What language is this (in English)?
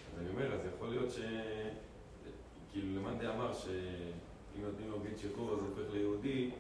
Hebrew